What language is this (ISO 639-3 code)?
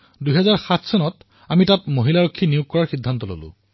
asm